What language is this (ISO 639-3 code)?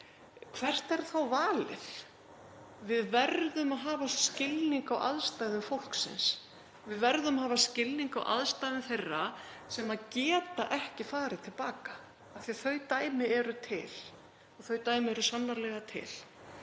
isl